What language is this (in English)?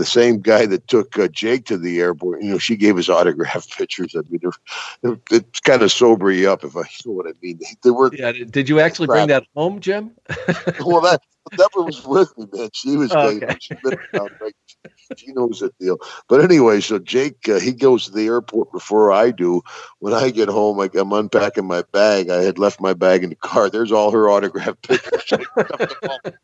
English